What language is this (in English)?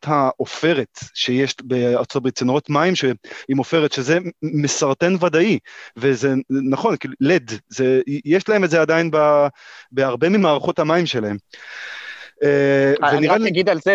Hebrew